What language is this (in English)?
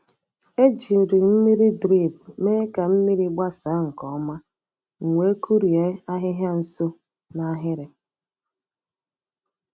Igbo